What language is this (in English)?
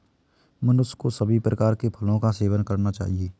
Hindi